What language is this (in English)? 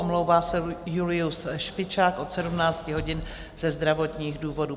Czech